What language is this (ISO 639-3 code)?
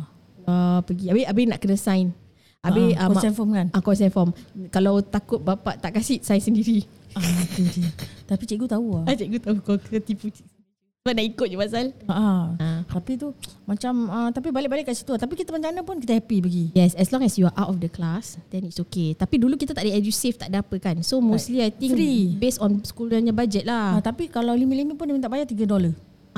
msa